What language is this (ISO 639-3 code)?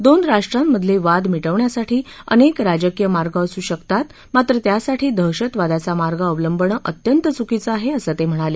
mar